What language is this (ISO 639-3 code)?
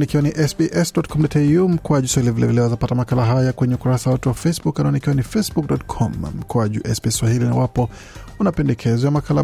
swa